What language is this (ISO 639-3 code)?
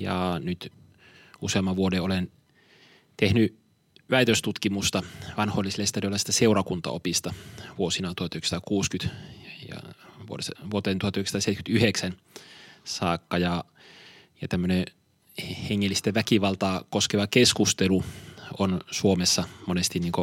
fin